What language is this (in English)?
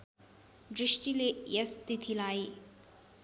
Nepali